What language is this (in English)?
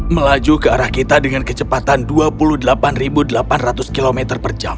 Indonesian